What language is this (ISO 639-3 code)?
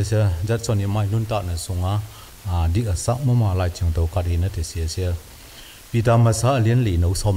tha